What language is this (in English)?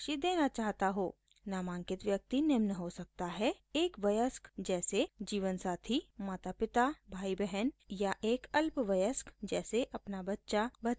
Hindi